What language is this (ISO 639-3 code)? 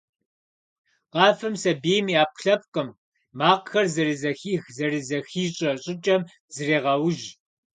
kbd